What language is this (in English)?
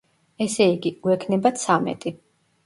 Georgian